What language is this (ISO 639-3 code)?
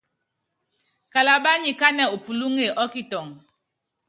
yav